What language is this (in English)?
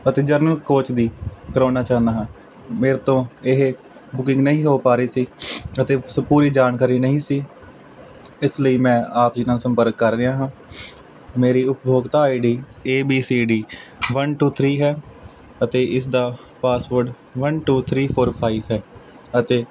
Punjabi